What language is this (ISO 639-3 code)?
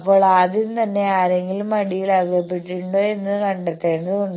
mal